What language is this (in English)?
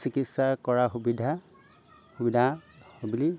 Assamese